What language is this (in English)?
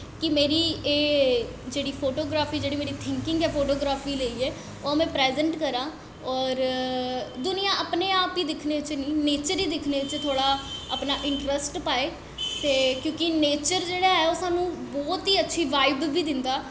Dogri